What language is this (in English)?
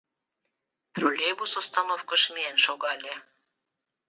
Mari